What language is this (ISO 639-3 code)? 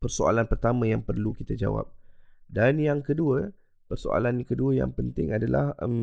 msa